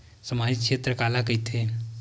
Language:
Chhattisgarhi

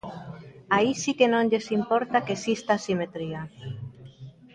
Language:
Galician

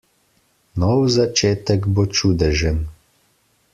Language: Slovenian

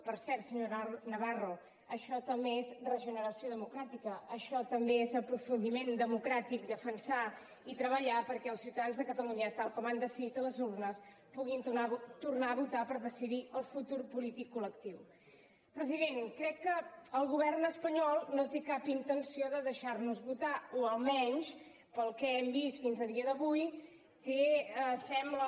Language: Catalan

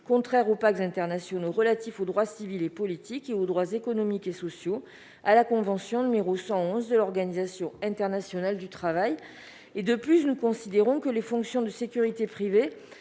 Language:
French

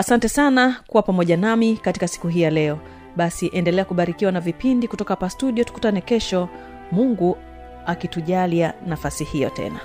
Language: Swahili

